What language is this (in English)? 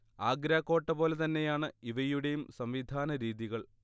Malayalam